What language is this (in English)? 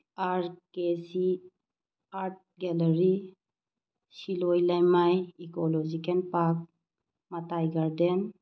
Manipuri